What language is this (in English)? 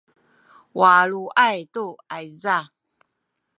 Sakizaya